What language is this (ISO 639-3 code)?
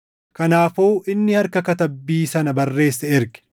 orm